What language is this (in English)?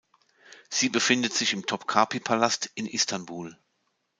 German